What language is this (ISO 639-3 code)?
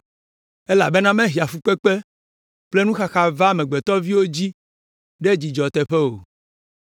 ewe